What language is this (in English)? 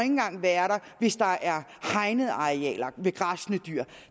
Danish